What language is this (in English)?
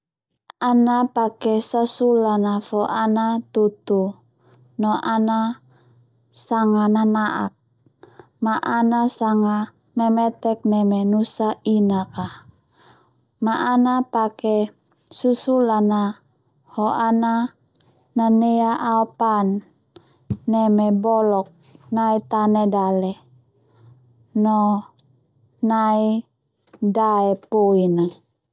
Termanu